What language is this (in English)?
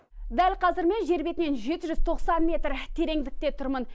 Kazakh